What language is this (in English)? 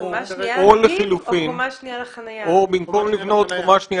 Hebrew